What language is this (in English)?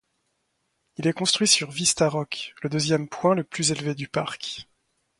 French